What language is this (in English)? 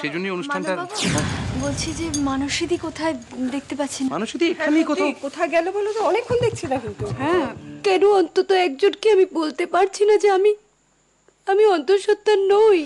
Romanian